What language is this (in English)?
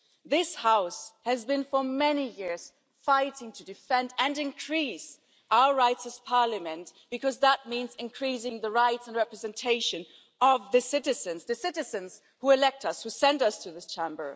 English